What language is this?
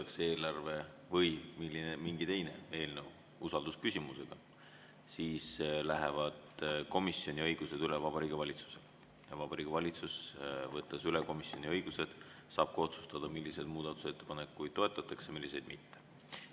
Estonian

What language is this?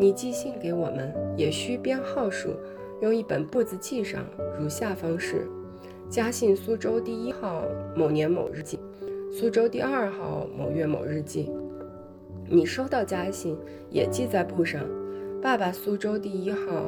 Chinese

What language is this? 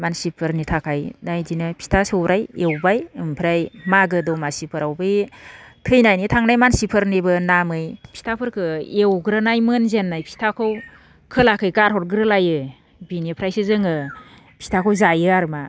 Bodo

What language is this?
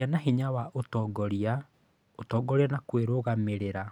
Kikuyu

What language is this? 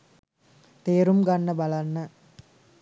Sinhala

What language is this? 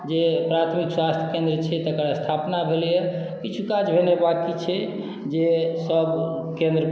Maithili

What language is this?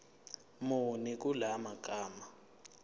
Zulu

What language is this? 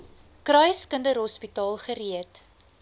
Afrikaans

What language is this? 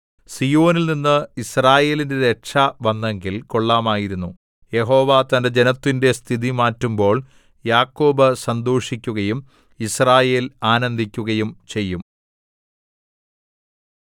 Malayalam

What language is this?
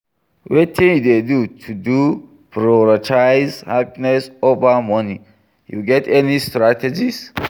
Nigerian Pidgin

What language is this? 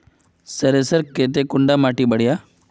Magahi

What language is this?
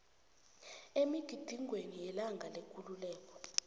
South Ndebele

